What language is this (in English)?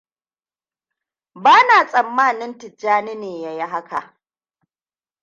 Hausa